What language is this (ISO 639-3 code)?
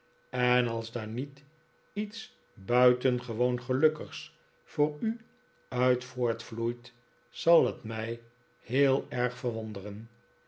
nld